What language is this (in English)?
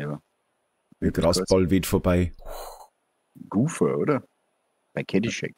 German